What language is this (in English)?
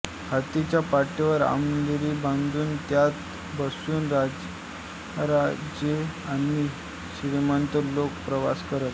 Marathi